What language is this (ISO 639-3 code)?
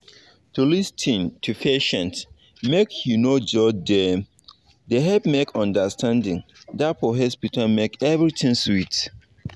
pcm